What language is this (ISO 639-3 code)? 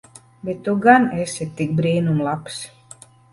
lav